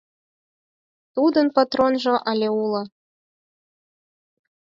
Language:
Mari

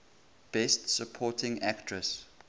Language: English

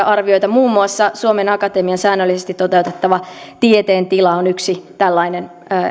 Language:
Finnish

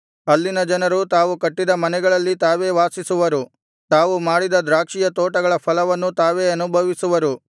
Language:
Kannada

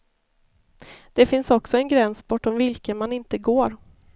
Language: Swedish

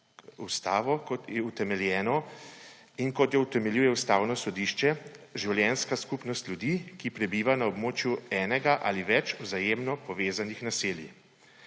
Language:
Slovenian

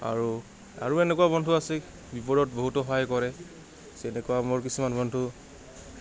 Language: Assamese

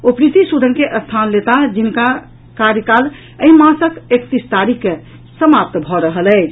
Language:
Maithili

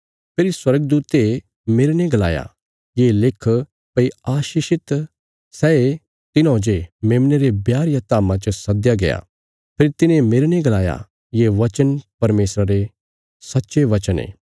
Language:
Bilaspuri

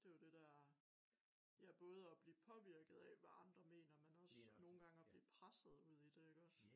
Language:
Danish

